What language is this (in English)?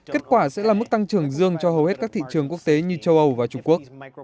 Vietnamese